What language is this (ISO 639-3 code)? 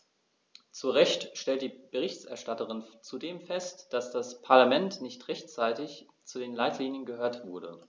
deu